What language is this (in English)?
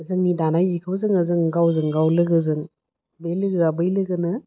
Bodo